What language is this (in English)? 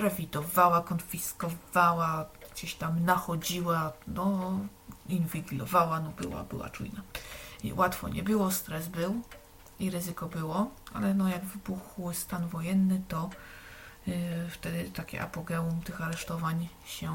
Polish